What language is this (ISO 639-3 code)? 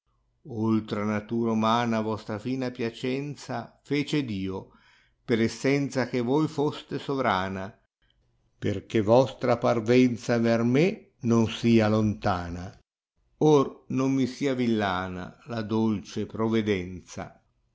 ita